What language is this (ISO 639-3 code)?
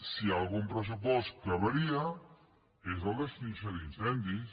cat